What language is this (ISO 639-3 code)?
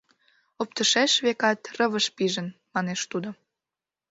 chm